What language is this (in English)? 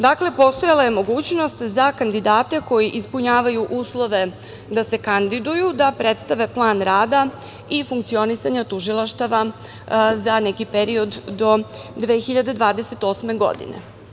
Serbian